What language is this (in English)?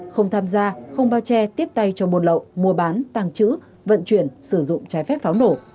Vietnamese